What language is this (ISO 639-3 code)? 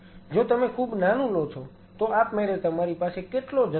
guj